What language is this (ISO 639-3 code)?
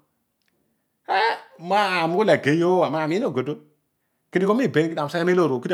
odu